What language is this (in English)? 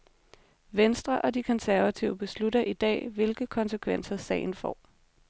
Danish